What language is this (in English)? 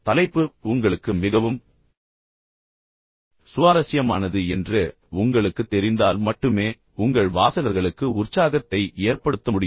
Tamil